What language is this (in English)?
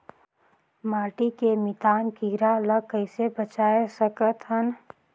Chhattisgarhi